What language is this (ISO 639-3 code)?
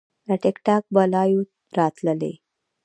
pus